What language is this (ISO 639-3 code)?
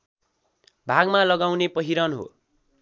nep